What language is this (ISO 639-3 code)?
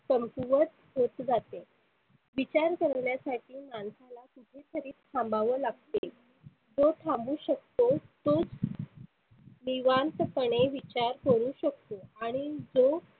mar